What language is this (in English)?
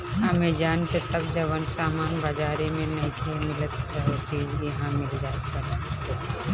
Bhojpuri